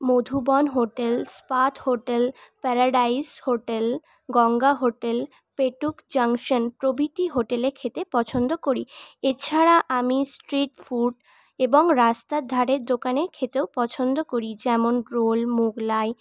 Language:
Bangla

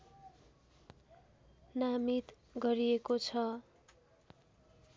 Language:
Nepali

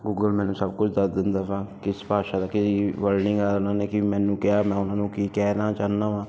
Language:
Punjabi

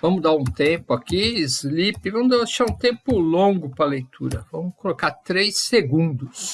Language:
Portuguese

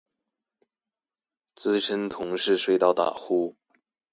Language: Chinese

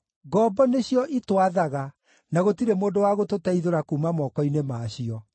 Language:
Kikuyu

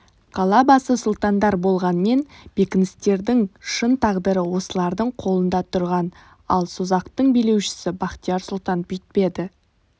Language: Kazakh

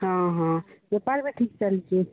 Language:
Odia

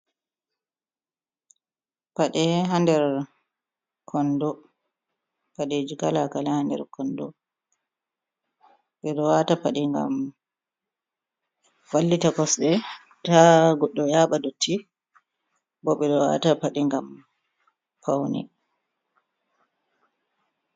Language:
Fula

